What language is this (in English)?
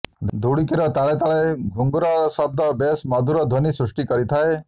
Odia